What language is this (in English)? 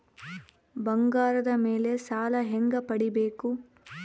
Kannada